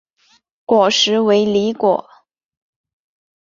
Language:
Chinese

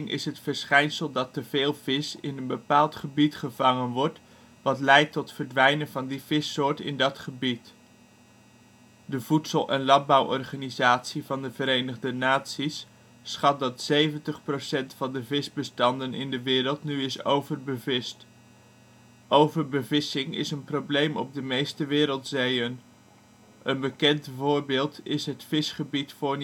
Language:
Dutch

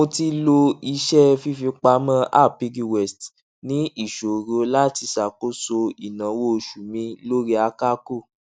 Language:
Yoruba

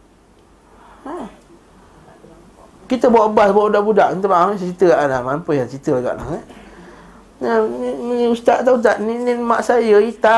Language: Malay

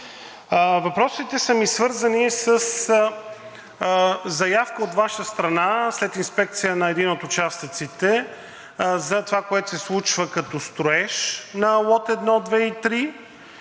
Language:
Bulgarian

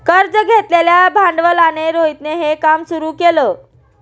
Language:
Marathi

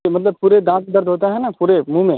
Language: Urdu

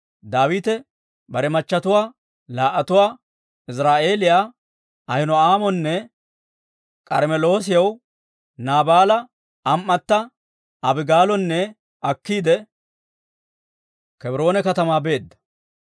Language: Dawro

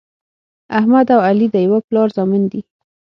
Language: Pashto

